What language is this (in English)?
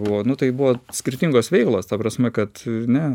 Lithuanian